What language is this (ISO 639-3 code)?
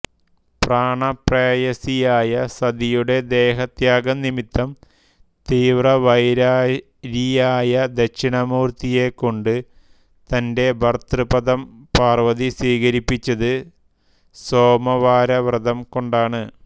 mal